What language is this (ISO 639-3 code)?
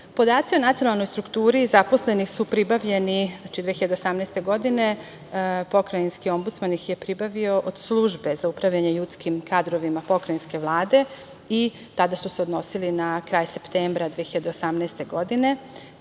srp